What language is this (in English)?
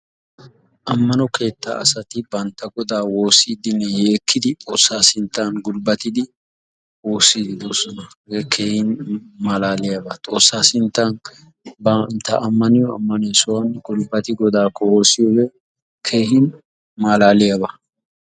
Wolaytta